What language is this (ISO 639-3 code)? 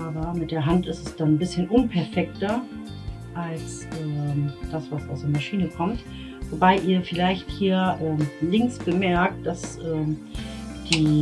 deu